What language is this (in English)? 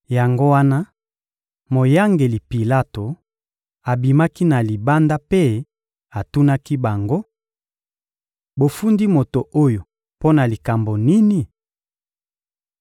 Lingala